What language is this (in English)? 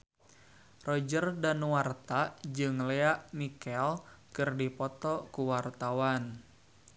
Sundanese